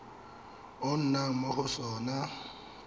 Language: Tswana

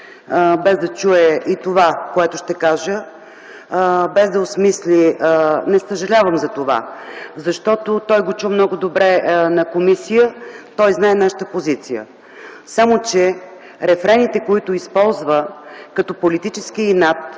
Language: Bulgarian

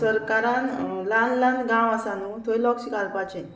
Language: Konkani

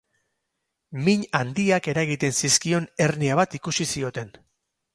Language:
Basque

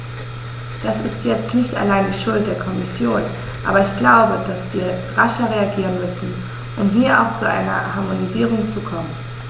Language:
German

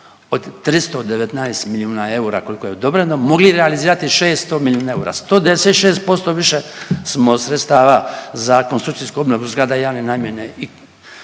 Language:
Croatian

